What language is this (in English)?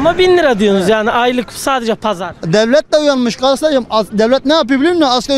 Turkish